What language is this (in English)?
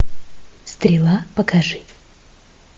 Russian